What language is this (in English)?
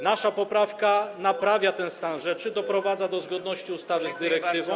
Polish